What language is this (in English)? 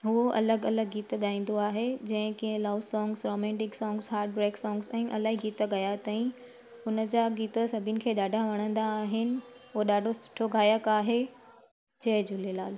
Sindhi